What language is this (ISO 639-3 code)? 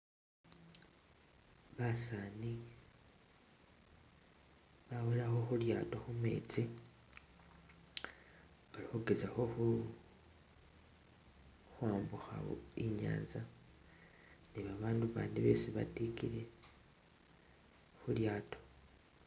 myx